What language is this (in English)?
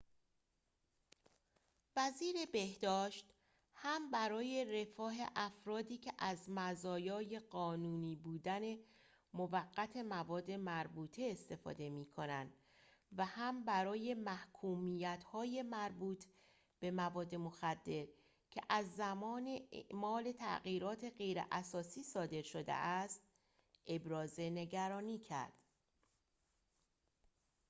Persian